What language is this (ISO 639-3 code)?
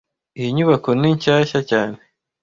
kin